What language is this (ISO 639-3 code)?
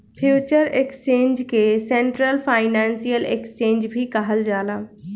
bho